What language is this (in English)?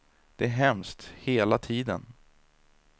Swedish